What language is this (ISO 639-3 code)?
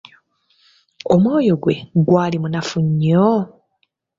lug